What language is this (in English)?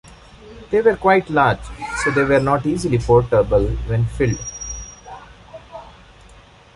English